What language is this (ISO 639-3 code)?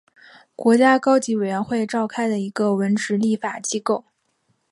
zho